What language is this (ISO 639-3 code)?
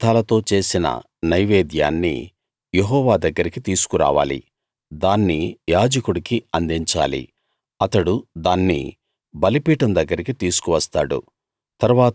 tel